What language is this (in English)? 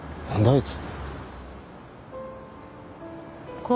Japanese